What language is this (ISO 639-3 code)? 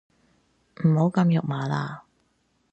yue